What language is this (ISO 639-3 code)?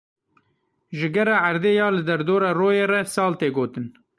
kur